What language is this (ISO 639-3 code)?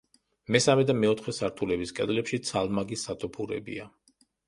kat